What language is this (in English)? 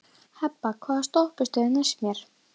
Icelandic